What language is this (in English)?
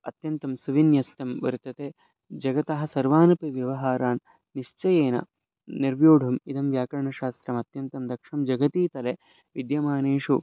Sanskrit